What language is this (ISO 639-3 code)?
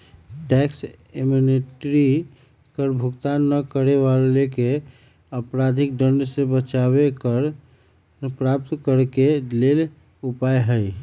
mag